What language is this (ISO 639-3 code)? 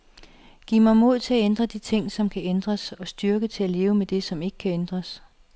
dan